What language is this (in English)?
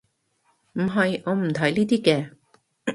Cantonese